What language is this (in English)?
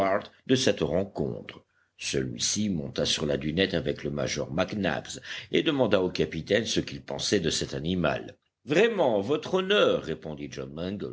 French